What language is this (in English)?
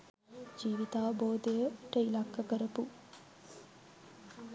Sinhala